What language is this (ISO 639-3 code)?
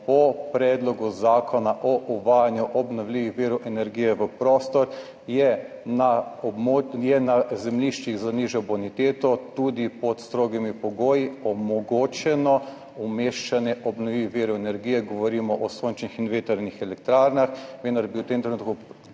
slv